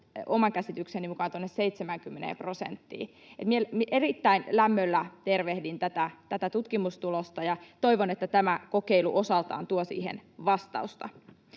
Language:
Finnish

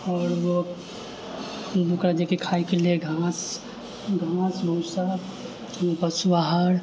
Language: Maithili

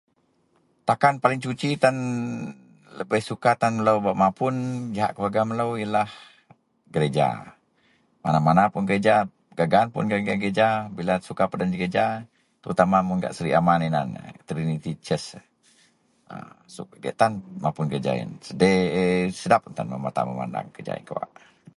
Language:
Central Melanau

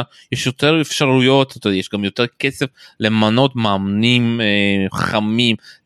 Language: Hebrew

